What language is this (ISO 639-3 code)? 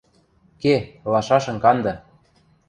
mrj